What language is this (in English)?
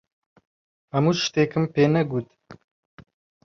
Central Kurdish